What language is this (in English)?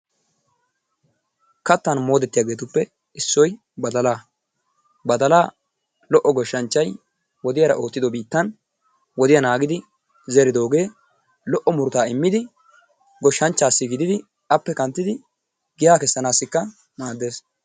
Wolaytta